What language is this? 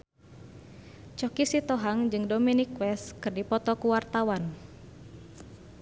Sundanese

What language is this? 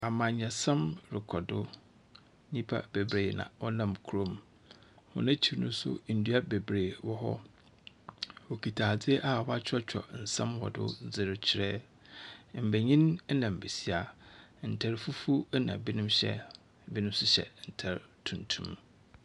Akan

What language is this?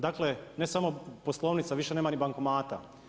Croatian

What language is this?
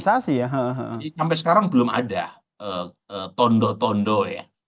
Indonesian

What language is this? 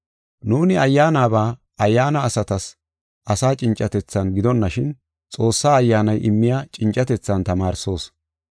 Gofa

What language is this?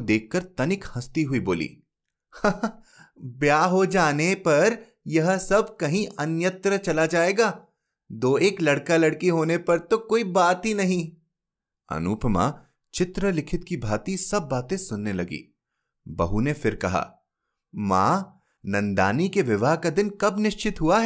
Hindi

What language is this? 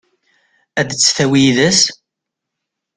Kabyle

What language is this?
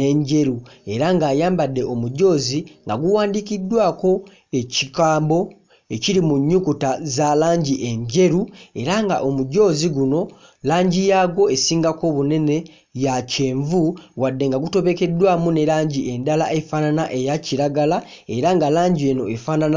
Ganda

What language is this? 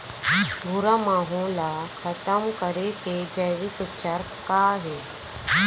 Chhattisgarhi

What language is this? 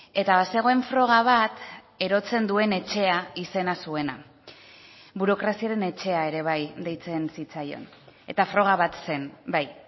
Basque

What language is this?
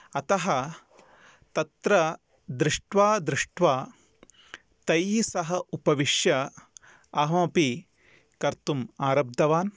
Sanskrit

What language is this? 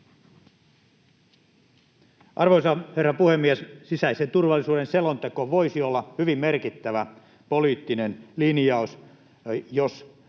Finnish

